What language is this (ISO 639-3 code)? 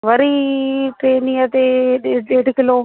snd